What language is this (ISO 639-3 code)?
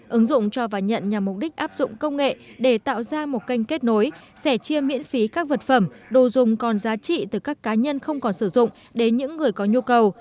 vie